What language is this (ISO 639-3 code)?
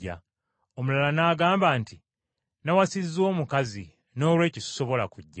lug